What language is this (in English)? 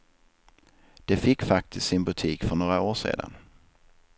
Swedish